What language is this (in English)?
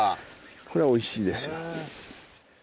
Japanese